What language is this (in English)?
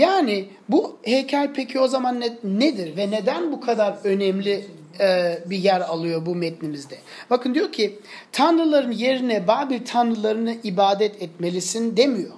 Turkish